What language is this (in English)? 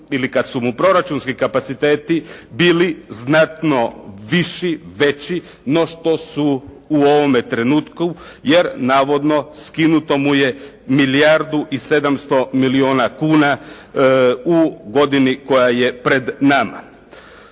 Croatian